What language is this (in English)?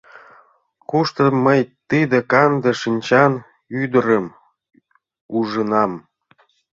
Mari